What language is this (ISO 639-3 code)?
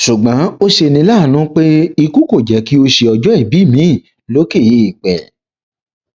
yor